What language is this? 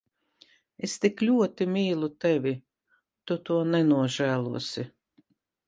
Latvian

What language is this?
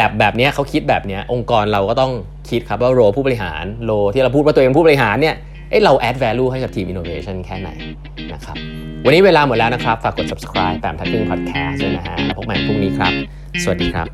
Thai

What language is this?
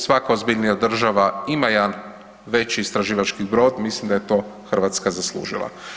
Croatian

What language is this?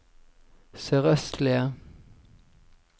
Norwegian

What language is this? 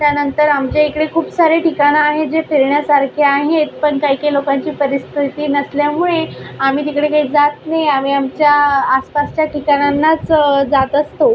Marathi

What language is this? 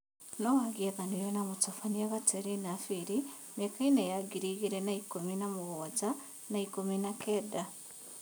Kikuyu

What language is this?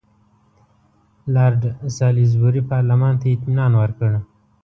Pashto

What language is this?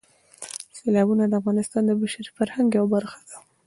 Pashto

